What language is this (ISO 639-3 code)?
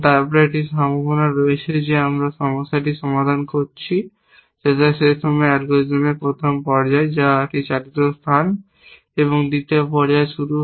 ben